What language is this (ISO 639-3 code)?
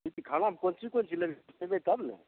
mai